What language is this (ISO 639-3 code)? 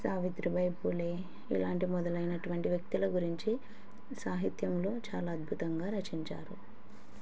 tel